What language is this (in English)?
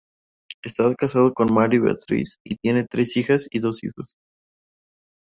Spanish